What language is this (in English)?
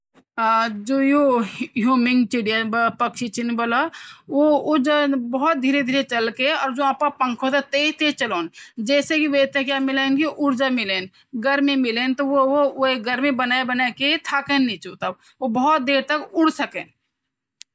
Garhwali